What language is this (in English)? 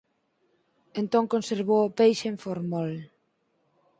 Galician